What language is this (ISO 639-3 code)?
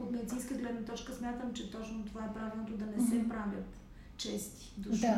bul